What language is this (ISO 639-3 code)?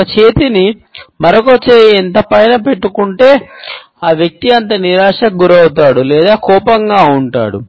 tel